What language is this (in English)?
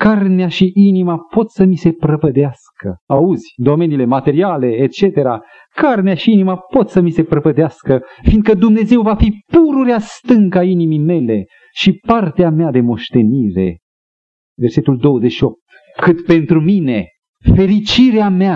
Romanian